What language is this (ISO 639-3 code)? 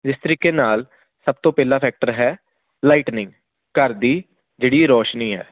pan